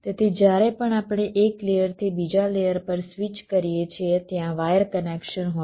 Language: Gujarati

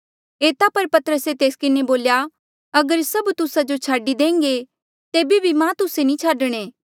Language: Mandeali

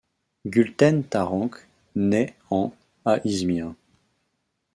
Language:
French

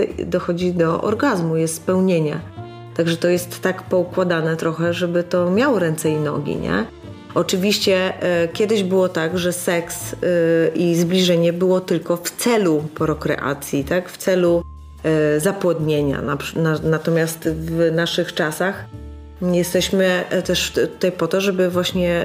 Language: Polish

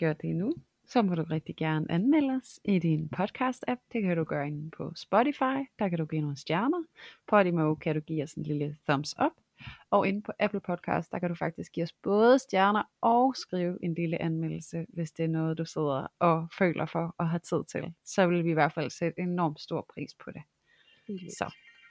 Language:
Danish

